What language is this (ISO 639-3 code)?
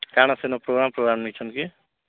ori